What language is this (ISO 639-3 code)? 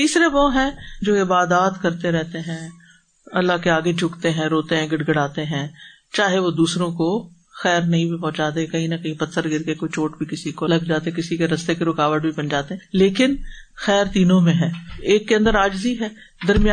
urd